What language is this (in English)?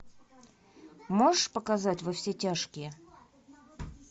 Russian